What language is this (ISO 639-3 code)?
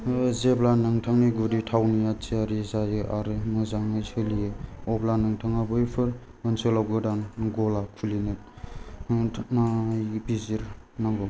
brx